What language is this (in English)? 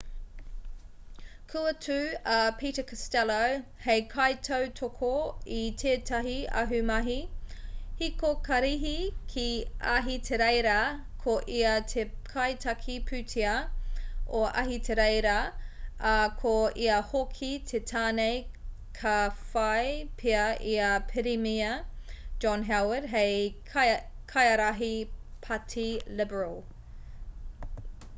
Māori